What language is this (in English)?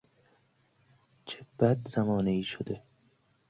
Persian